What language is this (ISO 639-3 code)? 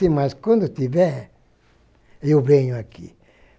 por